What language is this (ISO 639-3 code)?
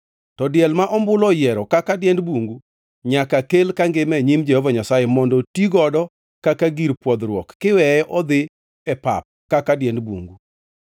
luo